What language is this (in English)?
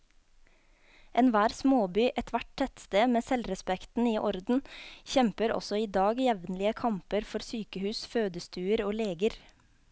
Norwegian